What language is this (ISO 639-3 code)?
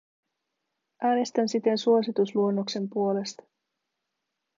fin